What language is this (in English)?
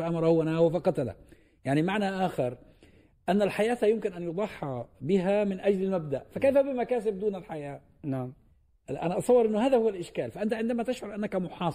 Arabic